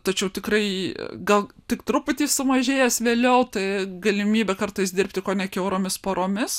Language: Lithuanian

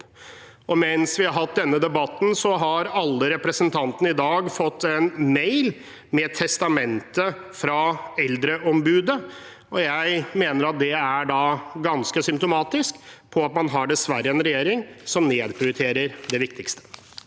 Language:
Norwegian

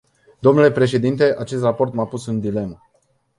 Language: Romanian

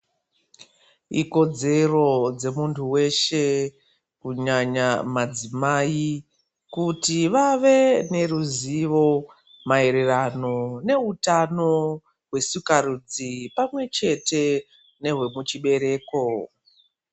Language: Ndau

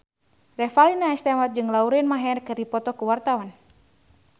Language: Sundanese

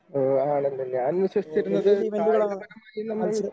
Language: Malayalam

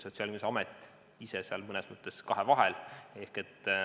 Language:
Estonian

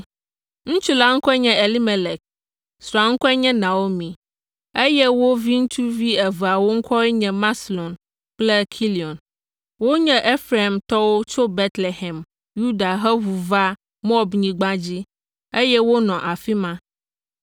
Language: Ewe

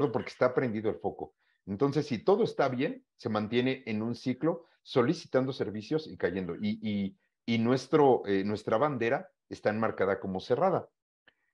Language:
Spanish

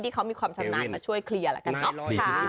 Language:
Thai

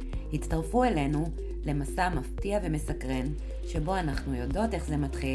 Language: Hebrew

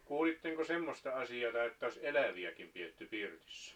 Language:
Finnish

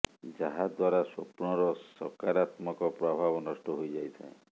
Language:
Odia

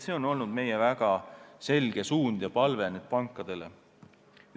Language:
Estonian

